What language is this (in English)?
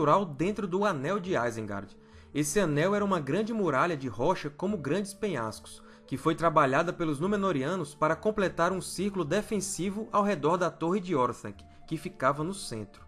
Portuguese